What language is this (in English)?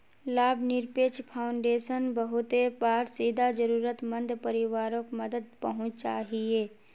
Magahi